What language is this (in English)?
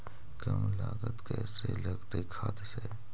Magahi